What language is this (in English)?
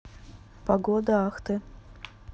Russian